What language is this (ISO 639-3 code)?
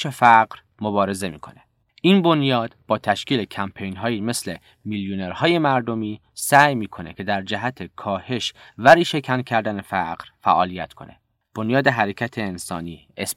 fas